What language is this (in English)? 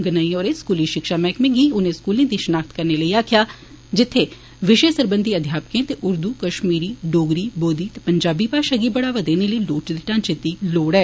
Dogri